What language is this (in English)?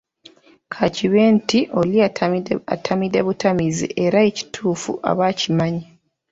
Ganda